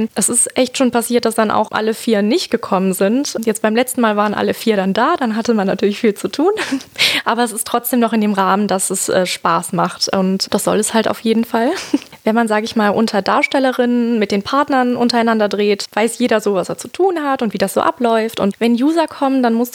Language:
German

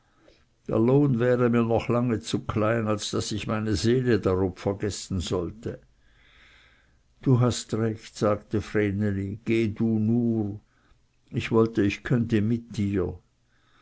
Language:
German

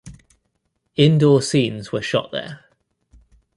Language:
English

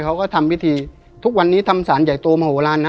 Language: Thai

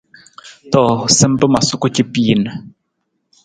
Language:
Nawdm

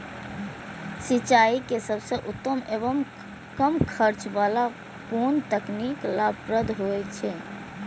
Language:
Maithili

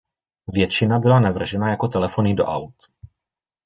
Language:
Czech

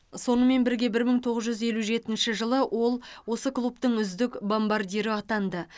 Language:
Kazakh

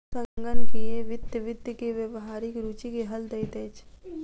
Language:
Maithili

